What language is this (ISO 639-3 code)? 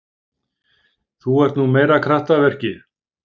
isl